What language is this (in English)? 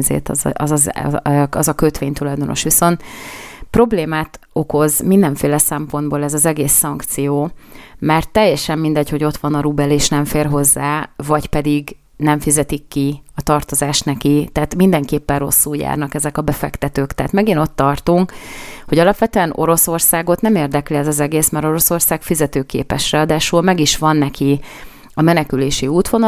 Hungarian